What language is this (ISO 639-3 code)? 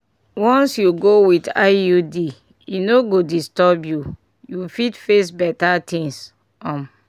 pcm